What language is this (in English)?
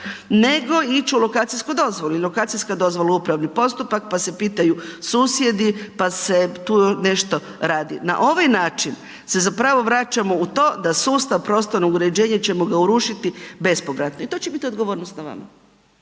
Croatian